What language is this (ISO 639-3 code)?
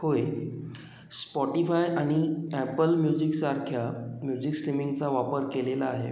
mar